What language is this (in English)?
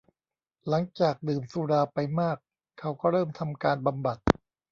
Thai